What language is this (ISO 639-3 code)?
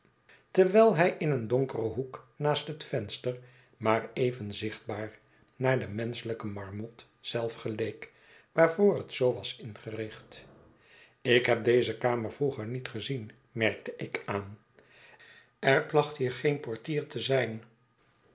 nld